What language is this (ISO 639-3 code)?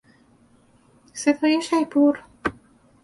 fas